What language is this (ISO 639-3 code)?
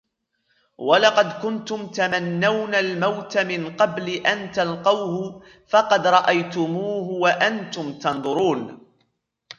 ara